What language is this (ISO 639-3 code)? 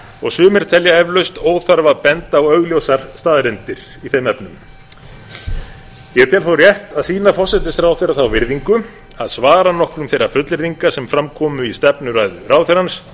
isl